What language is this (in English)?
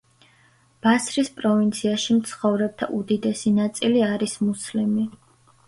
Georgian